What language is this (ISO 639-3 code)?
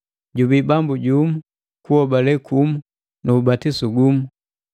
mgv